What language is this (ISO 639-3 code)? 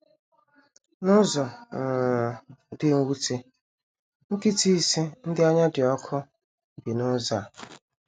ibo